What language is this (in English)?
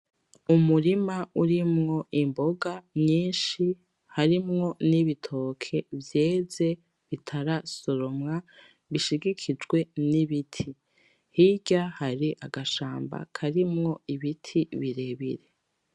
Rundi